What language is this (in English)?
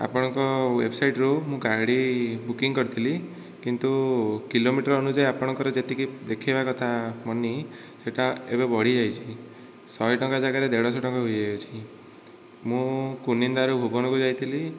Odia